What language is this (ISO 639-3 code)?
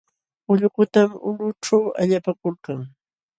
qxw